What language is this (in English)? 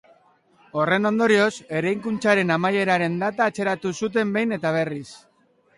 Basque